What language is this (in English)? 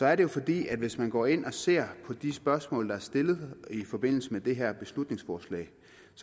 Danish